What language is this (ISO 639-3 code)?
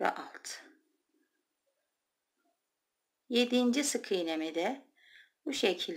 tur